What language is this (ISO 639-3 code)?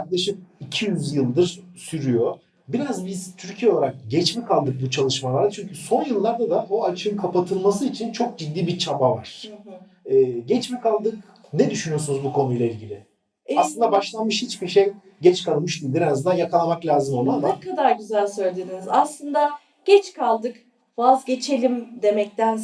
tur